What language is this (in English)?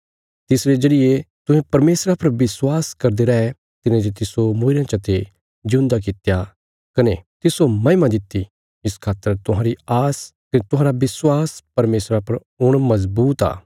Bilaspuri